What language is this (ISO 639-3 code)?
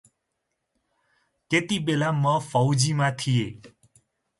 nep